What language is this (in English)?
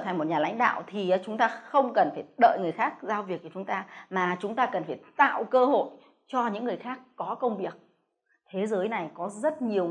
Vietnamese